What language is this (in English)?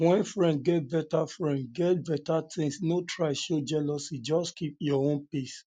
Nigerian Pidgin